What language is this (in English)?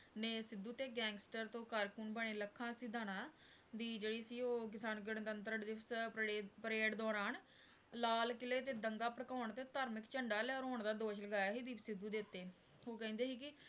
Punjabi